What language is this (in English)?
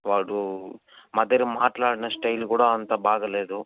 Telugu